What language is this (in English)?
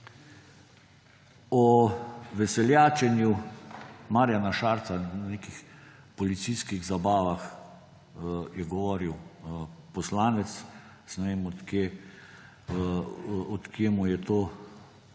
Slovenian